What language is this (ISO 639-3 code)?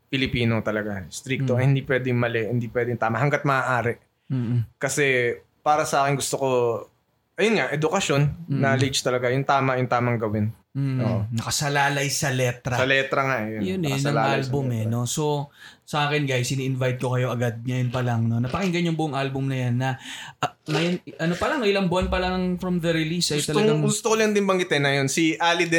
fil